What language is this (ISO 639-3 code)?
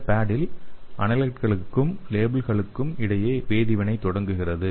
tam